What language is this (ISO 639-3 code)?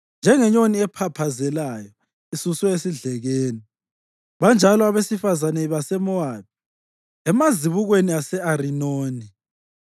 nde